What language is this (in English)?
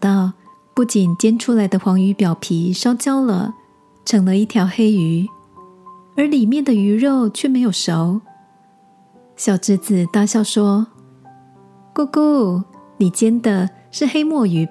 Chinese